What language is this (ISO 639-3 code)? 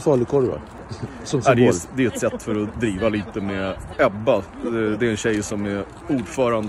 swe